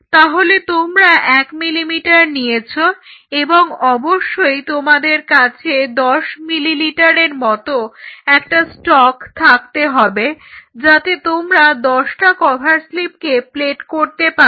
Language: Bangla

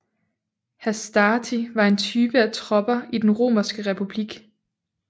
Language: Danish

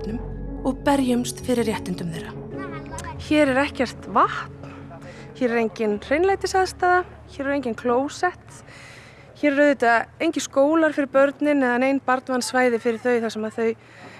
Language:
Icelandic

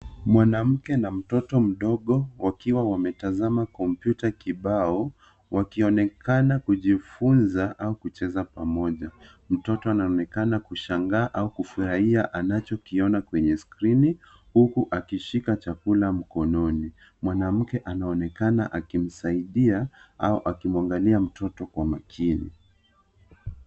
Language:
Swahili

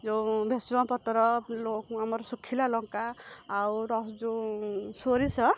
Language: Odia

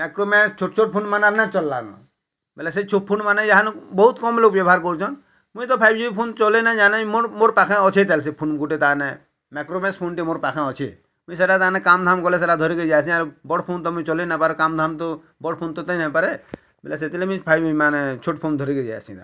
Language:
Odia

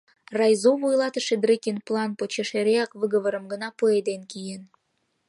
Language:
Mari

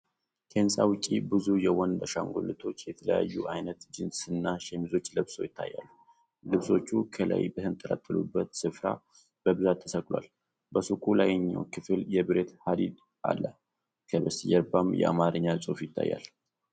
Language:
Amharic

